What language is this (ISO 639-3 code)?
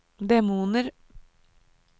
nor